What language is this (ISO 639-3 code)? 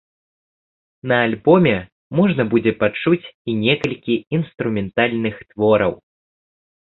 bel